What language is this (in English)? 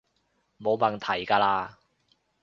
Cantonese